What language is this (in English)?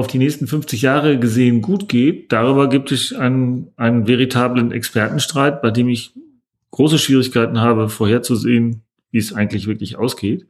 German